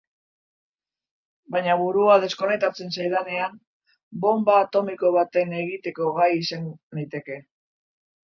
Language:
Basque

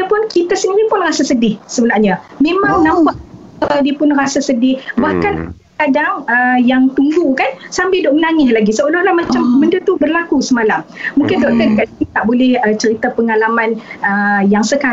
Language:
Malay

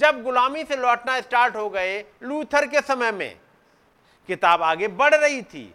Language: Hindi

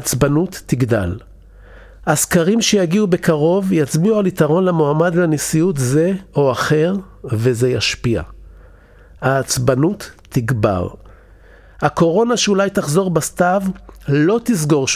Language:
Hebrew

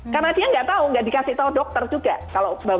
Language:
Indonesian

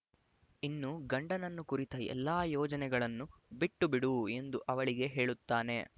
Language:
Kannada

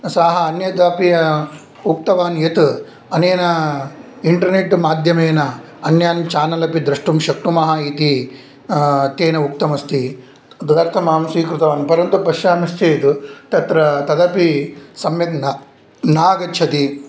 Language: Sanskrit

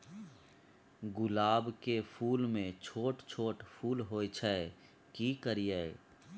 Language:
Maithili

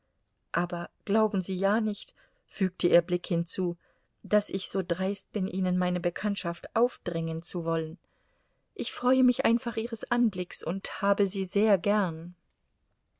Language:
German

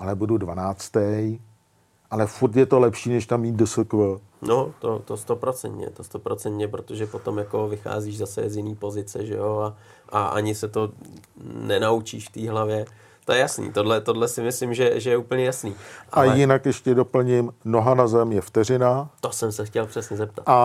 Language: Czech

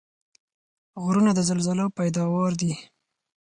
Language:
Pashto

